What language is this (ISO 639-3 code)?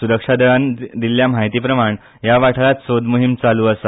kok